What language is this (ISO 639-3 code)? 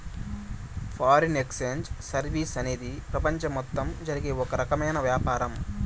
tel